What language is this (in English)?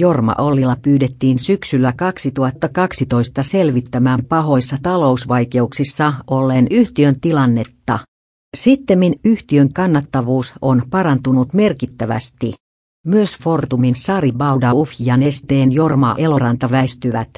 Finnish